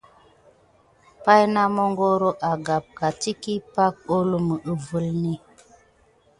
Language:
Gidar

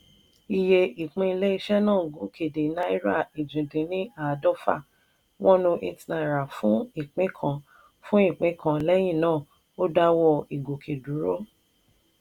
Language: Yoruba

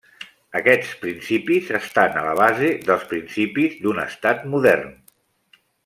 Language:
Catalan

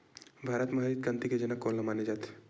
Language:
Chhattisgarhi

